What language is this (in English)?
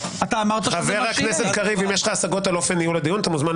Hebrew